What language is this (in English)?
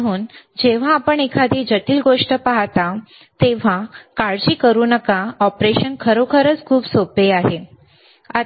Marathi